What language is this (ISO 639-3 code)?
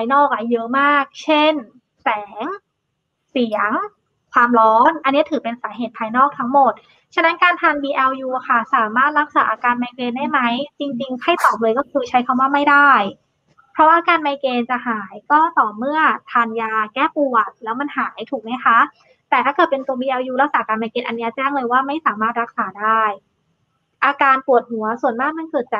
tha